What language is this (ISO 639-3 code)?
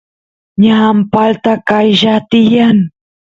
qus